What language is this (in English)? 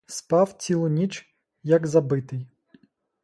Ukrainian